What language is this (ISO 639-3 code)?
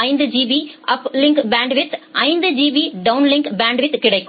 tam